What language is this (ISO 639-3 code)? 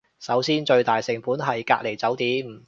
yue